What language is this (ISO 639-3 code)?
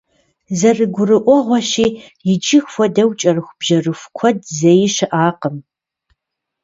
kbd